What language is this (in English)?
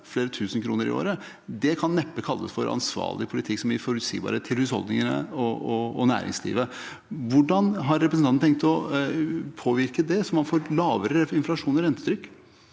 Norwegian